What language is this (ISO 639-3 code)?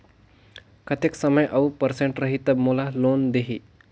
hne